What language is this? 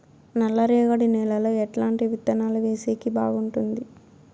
Telugu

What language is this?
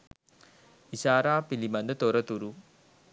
Sinhala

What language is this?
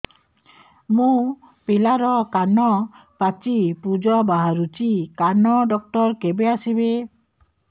Odia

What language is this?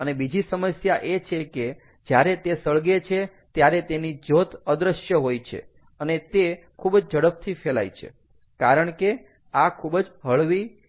Gujarati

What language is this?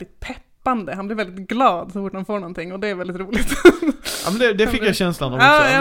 Swedish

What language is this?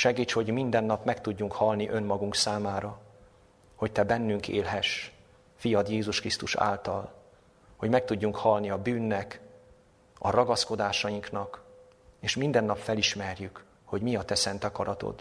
Hungarian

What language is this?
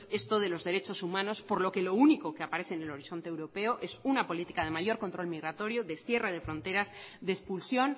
Spanish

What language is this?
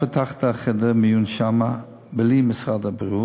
Hebrew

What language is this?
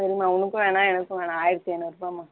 Tamil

